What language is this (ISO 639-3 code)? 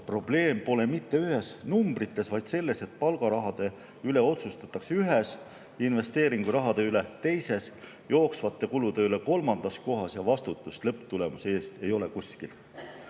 est